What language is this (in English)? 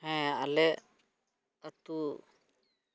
Santali